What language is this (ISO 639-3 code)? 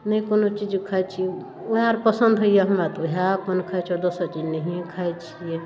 mai